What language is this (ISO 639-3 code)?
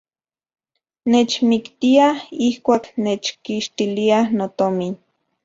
ncx